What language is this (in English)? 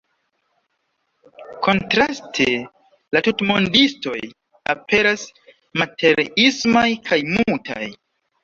Esperanto